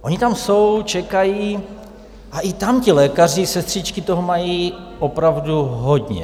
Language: Czech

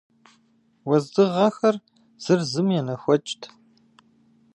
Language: Kabardian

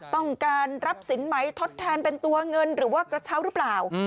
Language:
Thai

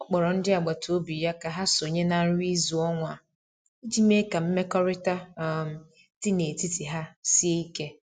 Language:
Igbo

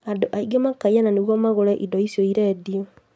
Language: Kikuyu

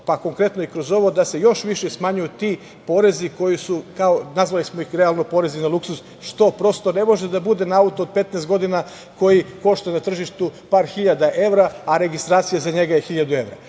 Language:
Serbian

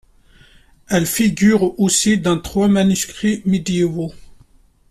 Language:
French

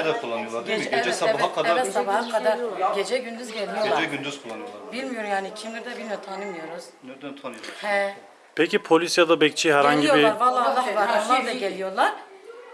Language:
Turkish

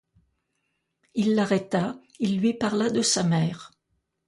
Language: French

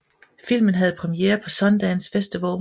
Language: Danish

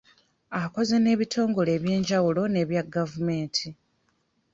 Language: Ganda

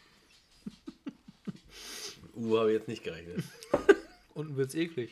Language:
German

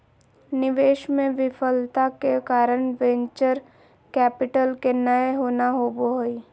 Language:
Magahi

